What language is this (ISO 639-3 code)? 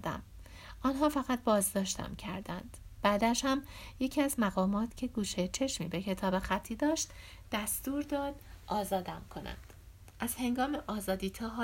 fas